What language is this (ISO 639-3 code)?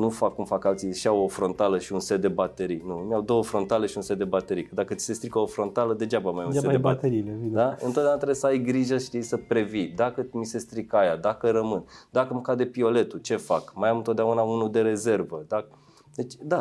ron